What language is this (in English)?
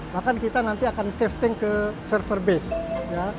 Indonesian